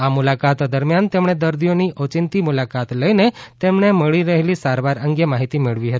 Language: Gujarati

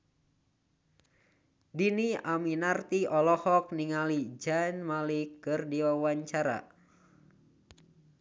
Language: Sundanese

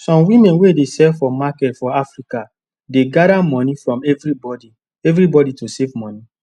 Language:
Nigerian Pidgin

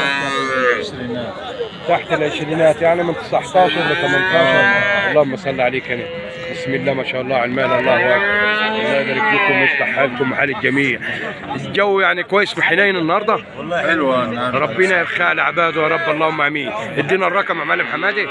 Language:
Arabic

